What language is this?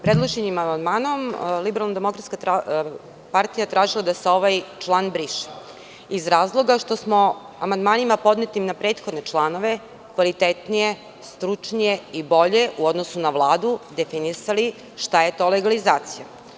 Serbian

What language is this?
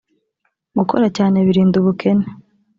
Kinyarwanda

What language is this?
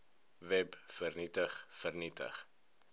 Afrikaans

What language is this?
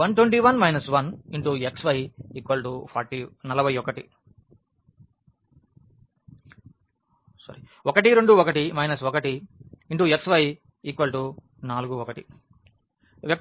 Telugu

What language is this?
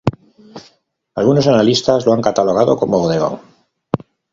Spanish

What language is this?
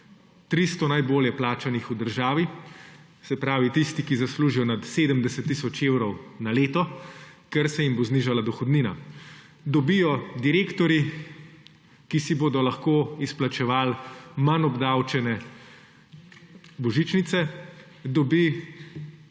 Slovenian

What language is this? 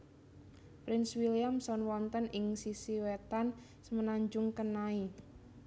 Javanese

